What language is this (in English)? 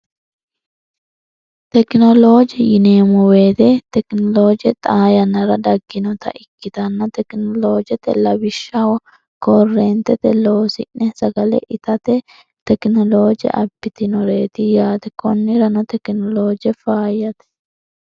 Sidamo